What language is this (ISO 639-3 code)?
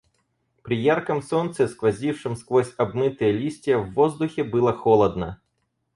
rus